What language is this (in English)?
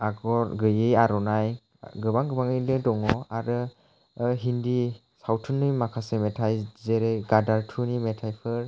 Bodo